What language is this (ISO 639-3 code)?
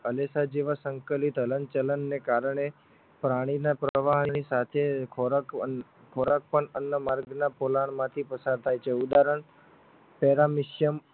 guj